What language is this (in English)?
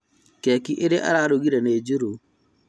Kikuyu